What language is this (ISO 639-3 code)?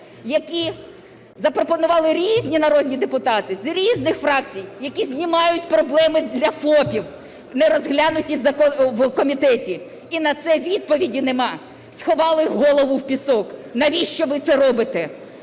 ukr